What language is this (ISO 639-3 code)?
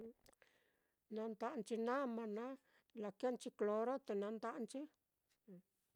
vmm